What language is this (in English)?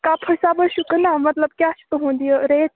Kashmiri